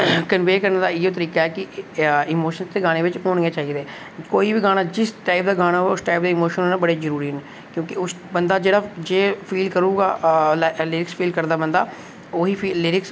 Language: Dogri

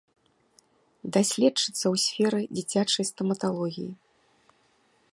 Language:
Belarusian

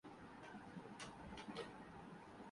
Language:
Urdu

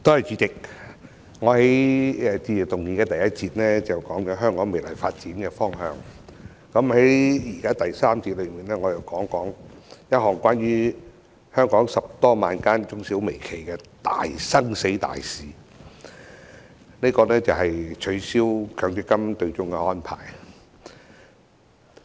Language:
Cantonese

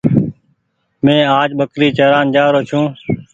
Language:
Goaria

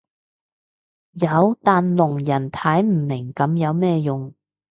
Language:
Cantonese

